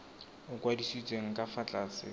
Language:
Tswana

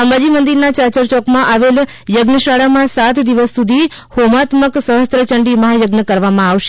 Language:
Gujarati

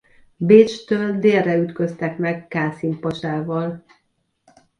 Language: Hungarian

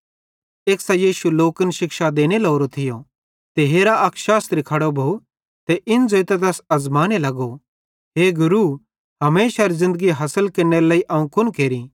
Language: Bhadrawahi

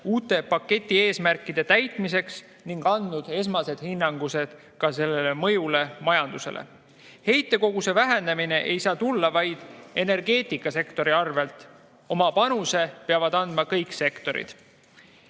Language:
Estonian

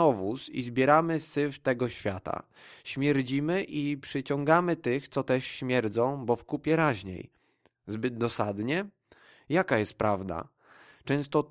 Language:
Polish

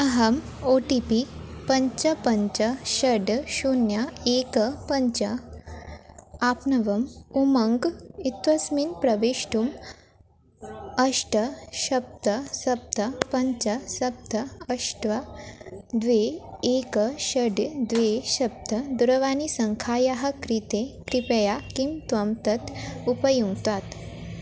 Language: Sanskrit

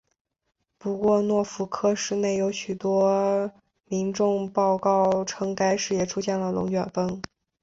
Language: Chinese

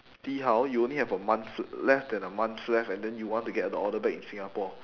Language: English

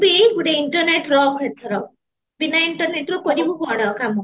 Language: Odia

